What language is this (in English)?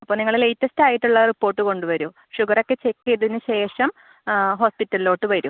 Malayalam